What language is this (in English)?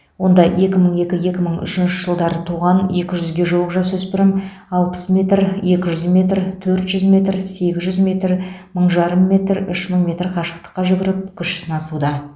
Kazakh